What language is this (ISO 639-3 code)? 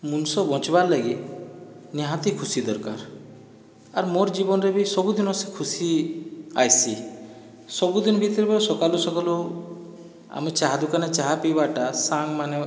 ori